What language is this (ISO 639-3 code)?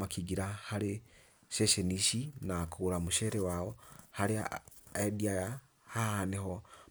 kik